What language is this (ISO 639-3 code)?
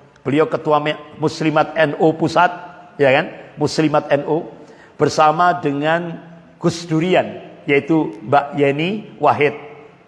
ind